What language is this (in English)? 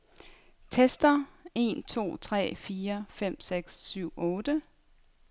Danish